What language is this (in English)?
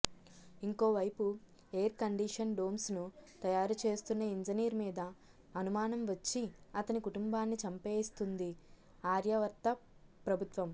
Telugu